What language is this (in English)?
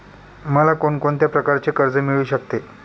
Marathi